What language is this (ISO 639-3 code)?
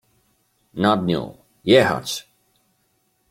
pol